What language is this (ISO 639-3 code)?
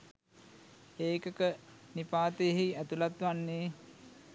sin